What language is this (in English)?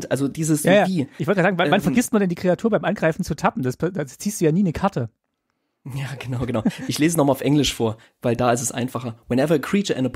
German